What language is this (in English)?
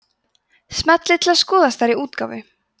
Icelandic